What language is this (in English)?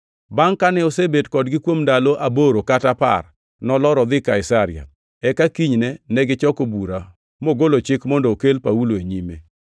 Luo (Kenya and Tanzania)